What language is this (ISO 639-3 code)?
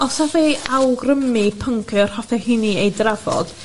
cym